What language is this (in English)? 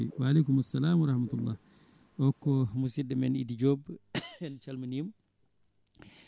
Fula